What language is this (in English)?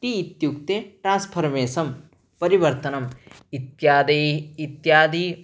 Sanskrit